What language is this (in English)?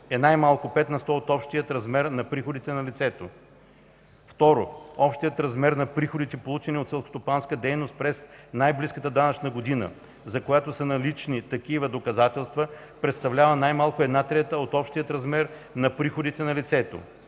Bulgarian